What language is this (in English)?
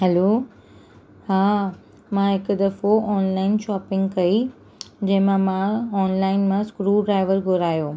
Sindhi